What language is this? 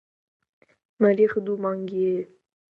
Central Kurdish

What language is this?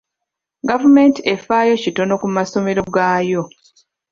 Ganda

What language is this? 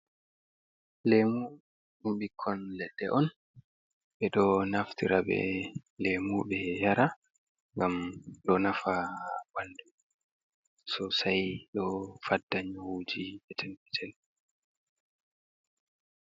Fula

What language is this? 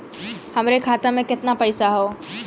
Bhojpuri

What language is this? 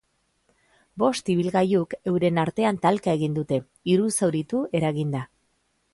Basque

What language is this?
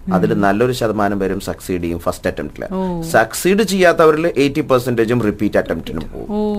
Malayalam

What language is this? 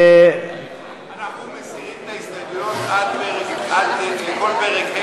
Hebrew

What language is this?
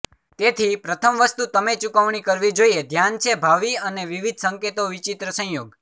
Gujarati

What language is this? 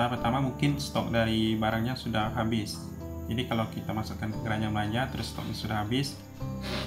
Indonesian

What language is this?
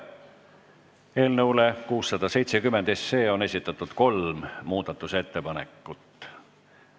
Estonian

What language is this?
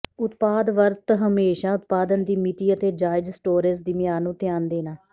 Punjabi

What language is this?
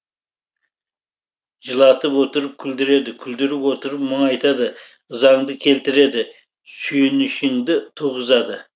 Kazakh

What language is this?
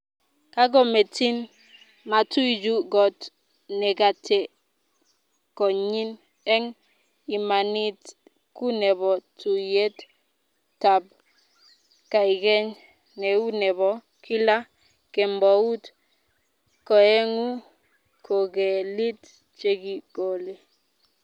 Kalenjin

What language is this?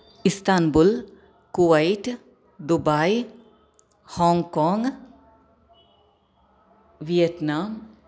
Sanskrit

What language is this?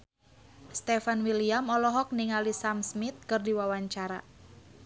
Sundanese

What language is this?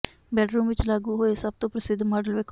Punjabi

